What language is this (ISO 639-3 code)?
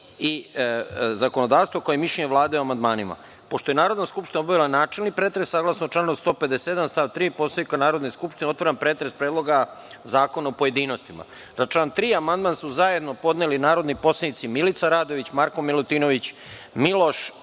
srp